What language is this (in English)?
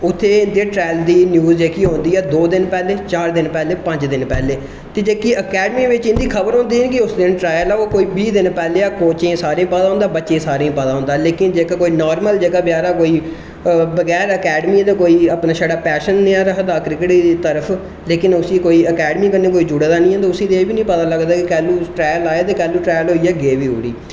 Dogri